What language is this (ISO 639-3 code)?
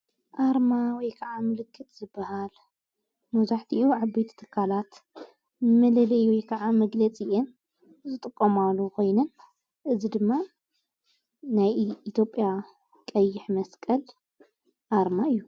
tir